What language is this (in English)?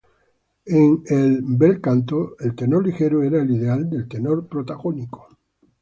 Spanish